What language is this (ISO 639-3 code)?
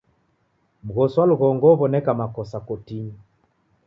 dav